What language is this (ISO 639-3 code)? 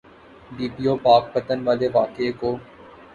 urd